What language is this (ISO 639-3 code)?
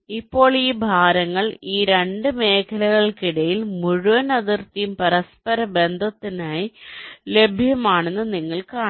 mal